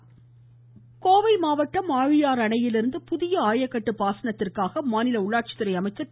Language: Tamil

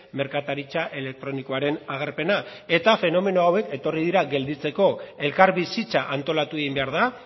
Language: Basque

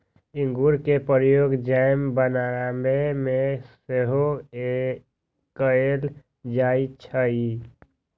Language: Magahi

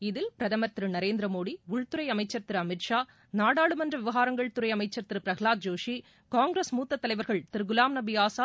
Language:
Tamil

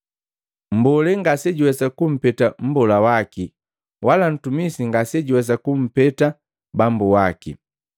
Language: Matengo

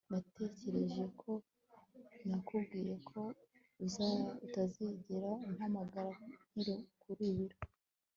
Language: Kinyarwanda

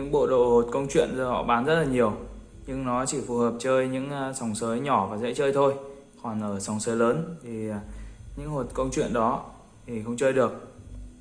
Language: Vietnamese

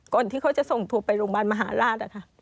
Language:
Thai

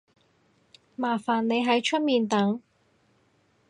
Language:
Cantonese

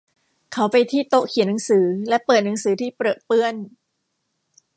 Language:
Thai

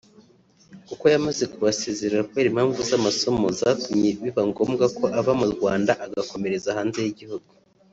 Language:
Kinyarwanda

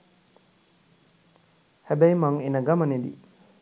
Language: Sinhala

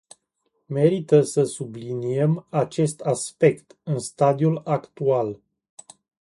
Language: Romanian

